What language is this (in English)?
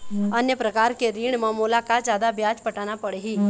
Chhattisgarhi